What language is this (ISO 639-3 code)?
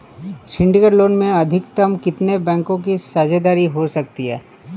hin